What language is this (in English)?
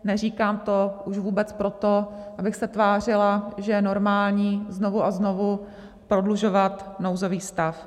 Czech